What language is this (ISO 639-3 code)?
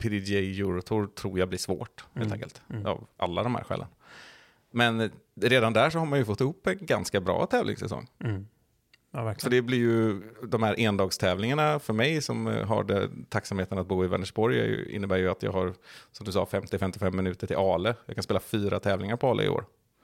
swe